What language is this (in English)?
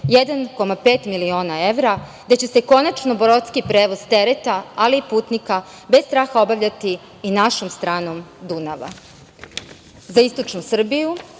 Serbian